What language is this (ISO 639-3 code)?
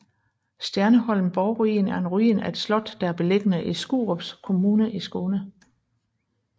dan